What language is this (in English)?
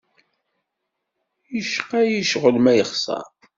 Kabyle